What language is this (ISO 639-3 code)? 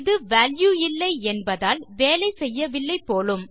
tam